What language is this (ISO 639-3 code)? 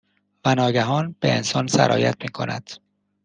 fas